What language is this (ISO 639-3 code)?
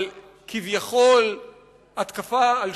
heb